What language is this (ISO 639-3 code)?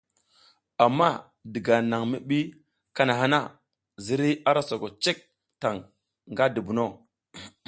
giz